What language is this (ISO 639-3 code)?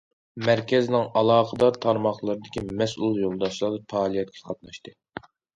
uig